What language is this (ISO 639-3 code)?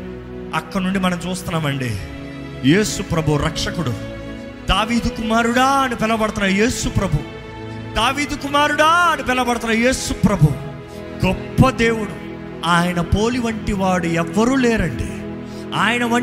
tel